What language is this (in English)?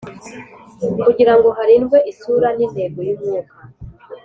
Kinyarwanda